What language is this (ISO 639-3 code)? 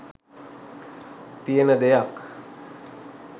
sin